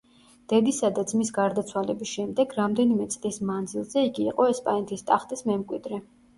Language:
Georgian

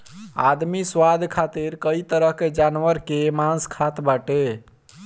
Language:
Bhojpuri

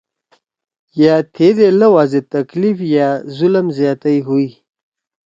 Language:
Torwali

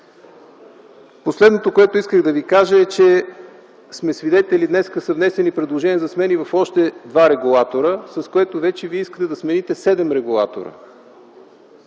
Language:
Bulgarian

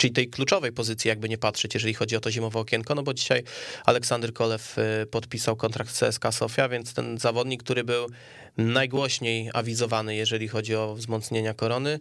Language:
Polish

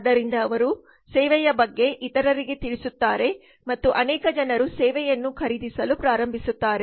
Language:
Kannada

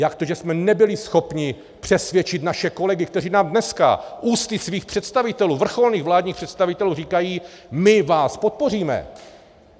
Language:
Czech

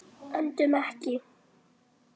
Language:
Icelandic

